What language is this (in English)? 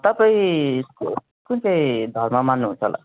Nepali